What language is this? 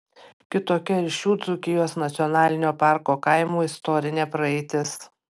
Lithuanian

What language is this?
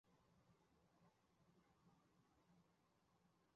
Chinese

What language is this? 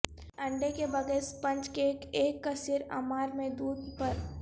Urdu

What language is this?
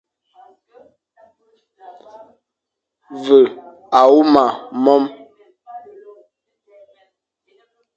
Fang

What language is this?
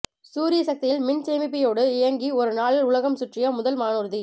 Tamil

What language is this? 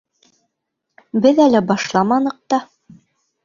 Bashkir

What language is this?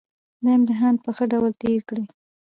Pashto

